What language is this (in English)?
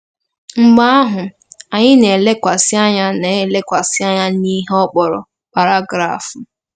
Igbo